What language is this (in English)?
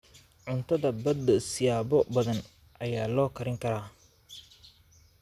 Somali